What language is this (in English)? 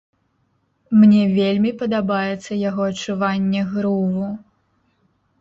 Belarusian